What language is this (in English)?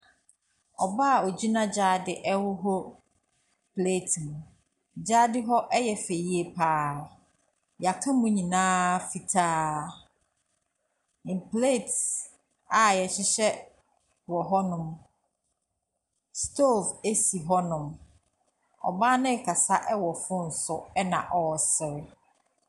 Akan